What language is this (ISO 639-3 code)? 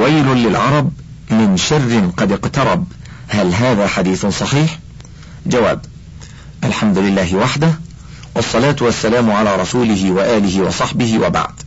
ara